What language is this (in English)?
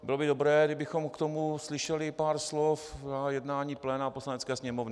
Czech